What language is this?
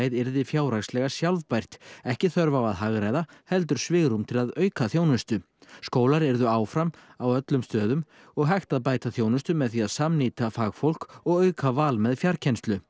Icelandic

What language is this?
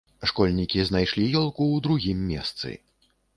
Belarusian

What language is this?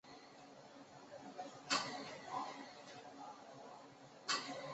Chinese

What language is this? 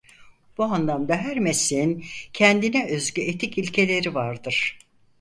Turkish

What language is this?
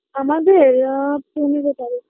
Bangla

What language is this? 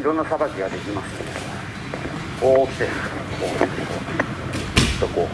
Japanese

